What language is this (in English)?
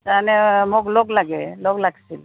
Assamese